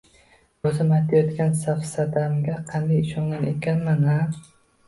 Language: Uzbek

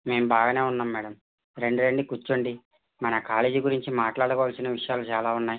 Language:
Telugu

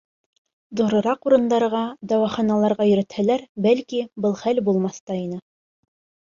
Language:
Bashkir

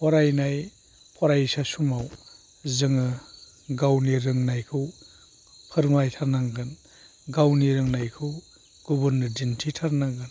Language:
Bodo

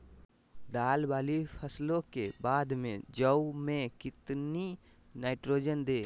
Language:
Magahi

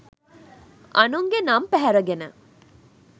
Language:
Sinhala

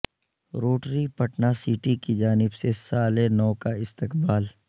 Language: Urdu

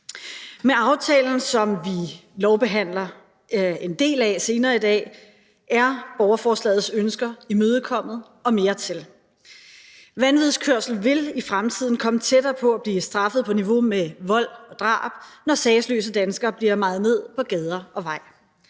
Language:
Danish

